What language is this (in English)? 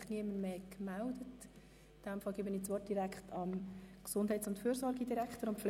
Swiss German